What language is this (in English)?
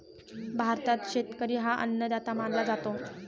Marathi